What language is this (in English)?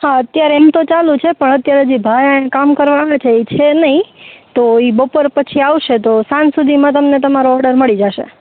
Gujarati